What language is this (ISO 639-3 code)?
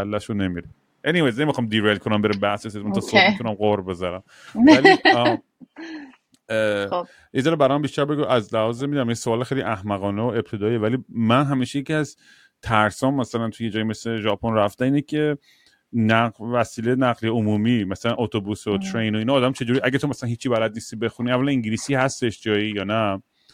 fas